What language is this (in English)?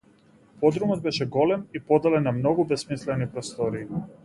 Macedonian